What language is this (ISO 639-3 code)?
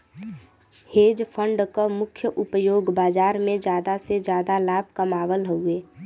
bho